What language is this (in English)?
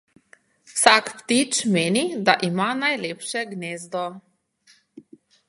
Slovenian